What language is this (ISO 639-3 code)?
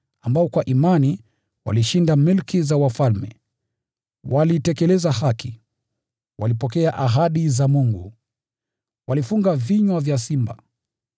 swa